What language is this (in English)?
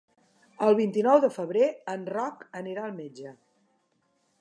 Catalan